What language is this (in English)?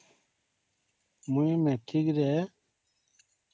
Odia